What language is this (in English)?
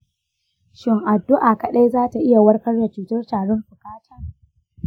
Hausa